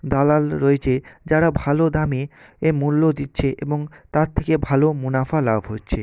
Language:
Bangla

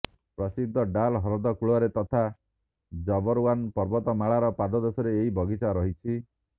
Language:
Odia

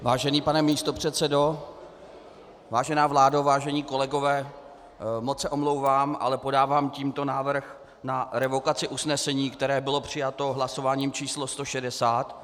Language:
Czech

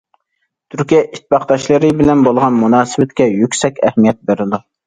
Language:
Uyghur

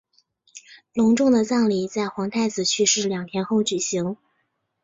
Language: Chinese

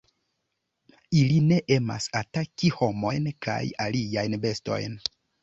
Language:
Esperanto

